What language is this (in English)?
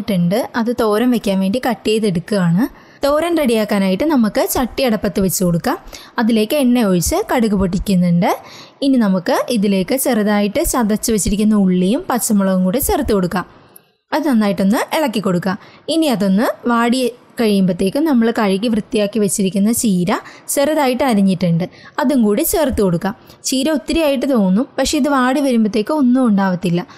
Malayalam